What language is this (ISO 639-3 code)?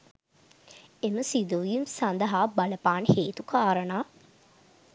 sin